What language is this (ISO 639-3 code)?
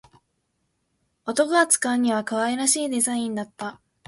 jpn